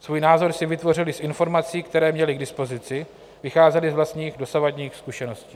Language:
Czech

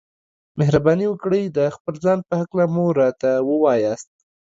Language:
Pashto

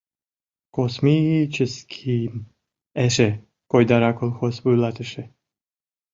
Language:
Mari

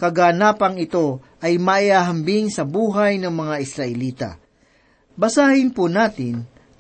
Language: Filipino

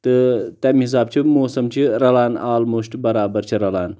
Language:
Kashmiri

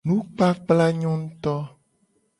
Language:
Gen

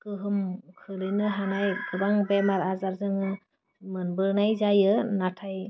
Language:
Bodo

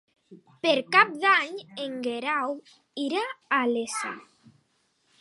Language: Catalan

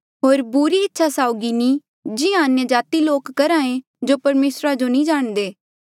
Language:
Mandeali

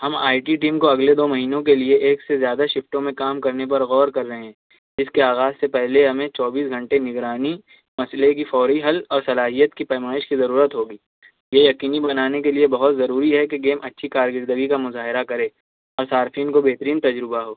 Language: Urdu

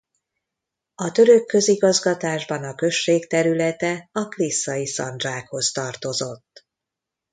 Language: Hungarian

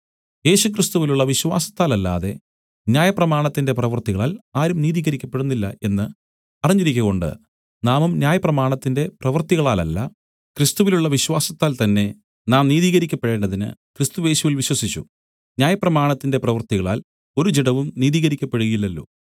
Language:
Malayalam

